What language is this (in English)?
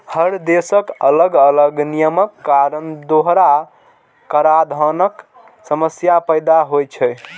Maithili